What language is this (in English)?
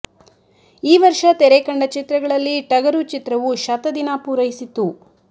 Kannada